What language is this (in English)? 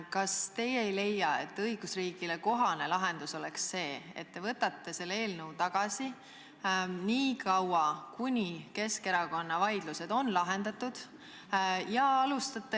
Estonian